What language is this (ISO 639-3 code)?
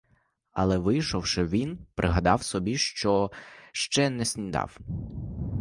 ukr